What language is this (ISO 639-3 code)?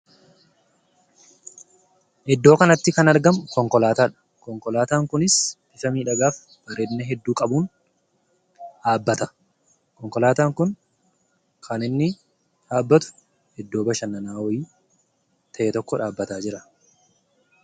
orm